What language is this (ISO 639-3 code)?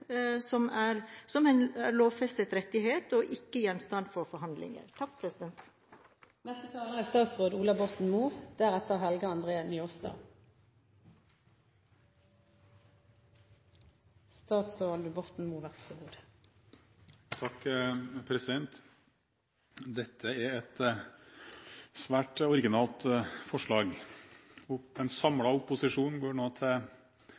nob